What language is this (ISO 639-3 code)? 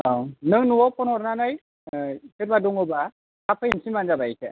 brx